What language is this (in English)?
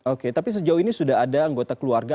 Indonesian